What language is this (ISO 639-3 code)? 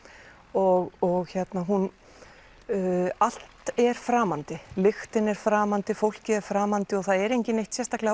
isl